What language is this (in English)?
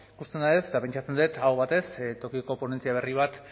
Basque